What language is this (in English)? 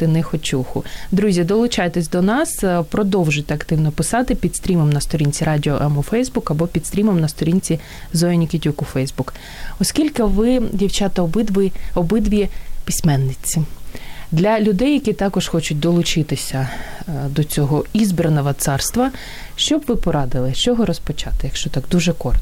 Ukrainian